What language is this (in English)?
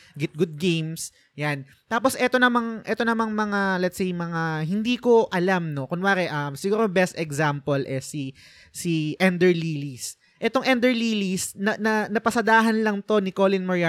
Filipino